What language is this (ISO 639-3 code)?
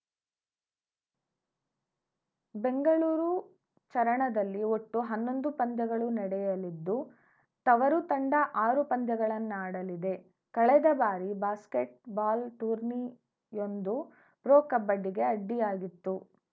kan